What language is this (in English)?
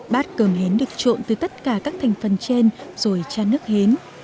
Vietnamese